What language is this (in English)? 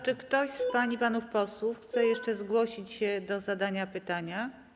Polish